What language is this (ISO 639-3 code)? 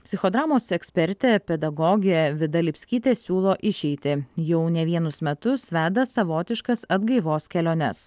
lit